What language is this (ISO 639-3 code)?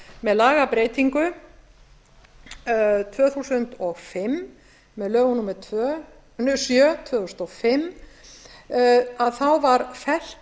isl